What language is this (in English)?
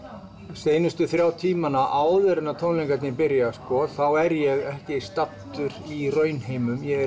Icelandic